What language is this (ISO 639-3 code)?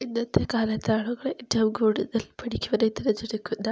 mal